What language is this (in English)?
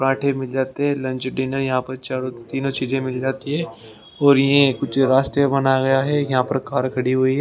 Hindi